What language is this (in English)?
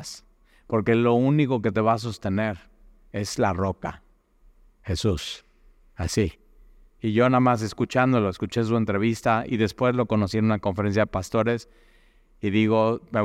Spanish